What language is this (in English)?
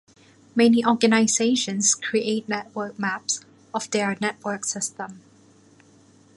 English